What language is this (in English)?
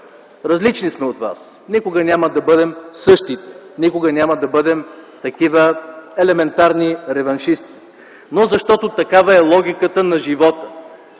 Bulgarian